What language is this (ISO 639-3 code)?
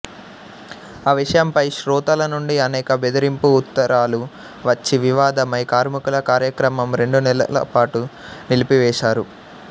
tel